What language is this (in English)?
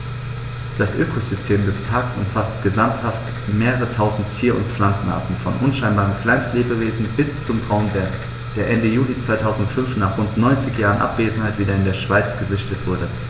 German